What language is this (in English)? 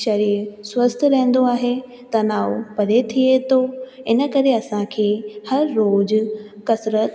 Sindhi